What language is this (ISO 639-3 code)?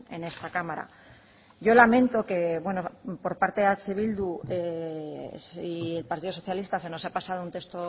spa